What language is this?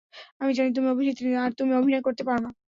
Bangla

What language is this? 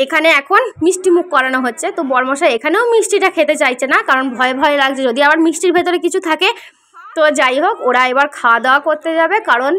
Arabic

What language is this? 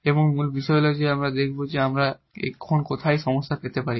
Bangla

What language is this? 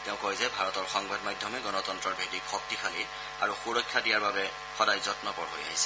Assamese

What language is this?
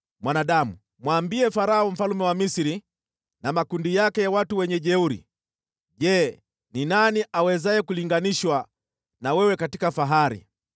Swahili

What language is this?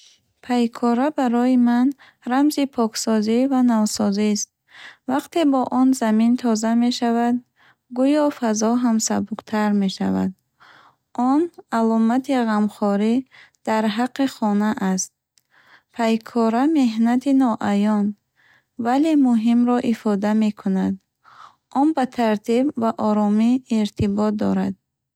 Bukharic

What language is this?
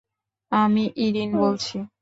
Bangla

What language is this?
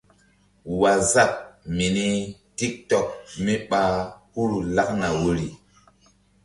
Mbum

